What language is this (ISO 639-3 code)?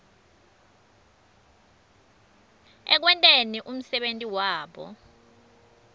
ssw